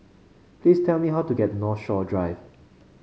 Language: English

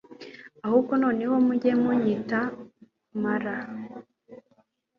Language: Kinyarwanda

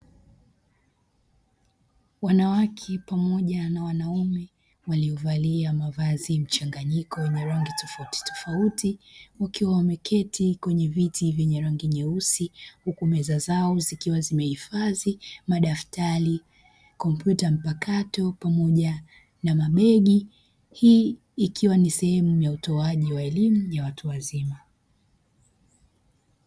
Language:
Swahili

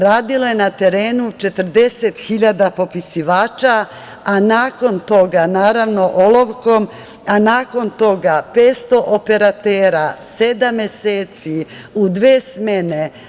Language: Serbian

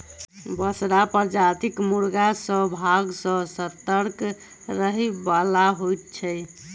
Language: Maithili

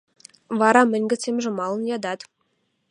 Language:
Western Mari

